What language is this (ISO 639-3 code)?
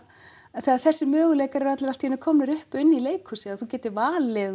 isl